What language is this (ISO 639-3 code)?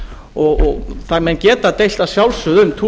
isl